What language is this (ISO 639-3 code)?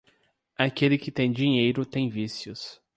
por